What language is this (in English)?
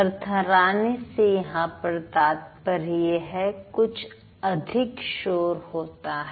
Hindi